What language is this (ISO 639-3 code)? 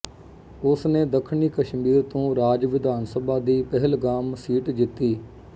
pan